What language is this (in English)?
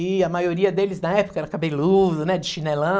Portuguese